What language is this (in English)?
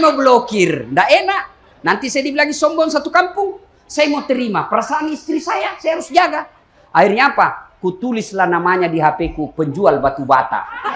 Indonesian